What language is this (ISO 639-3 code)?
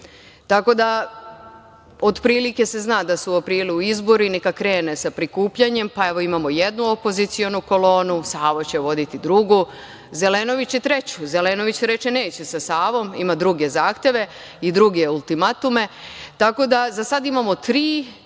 srp